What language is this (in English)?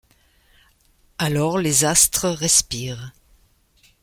French